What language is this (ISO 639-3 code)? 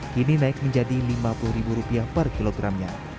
ind